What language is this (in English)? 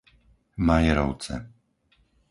Slovak